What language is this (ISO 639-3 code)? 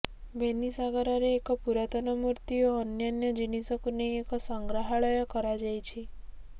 ori